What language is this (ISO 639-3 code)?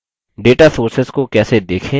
hin